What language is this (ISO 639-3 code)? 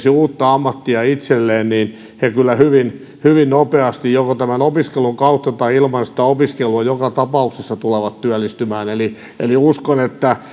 fin